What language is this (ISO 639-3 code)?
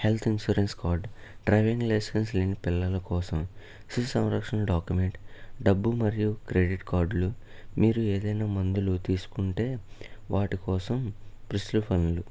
tel